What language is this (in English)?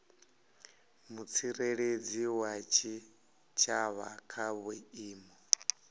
Venda